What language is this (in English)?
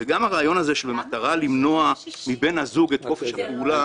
Hebrew